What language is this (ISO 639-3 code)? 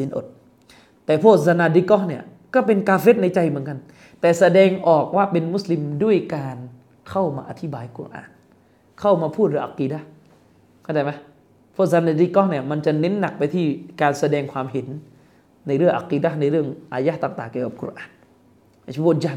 tha